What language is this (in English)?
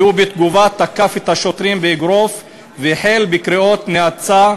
Hebrew